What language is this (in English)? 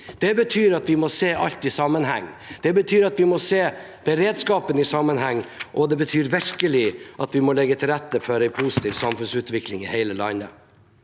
Norwegian